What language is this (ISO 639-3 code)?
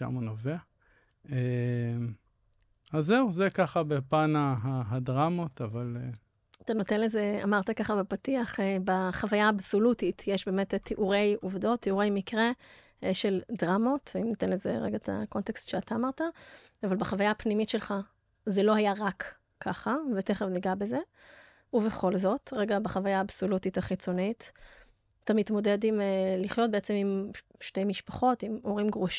heb